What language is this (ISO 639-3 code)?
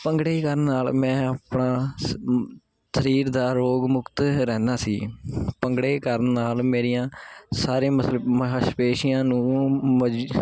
pan